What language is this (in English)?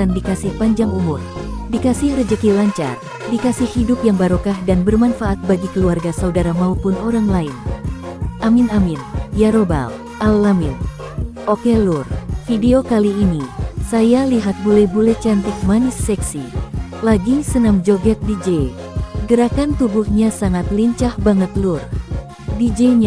Indonesian